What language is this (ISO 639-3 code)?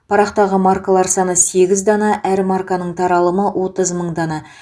kaz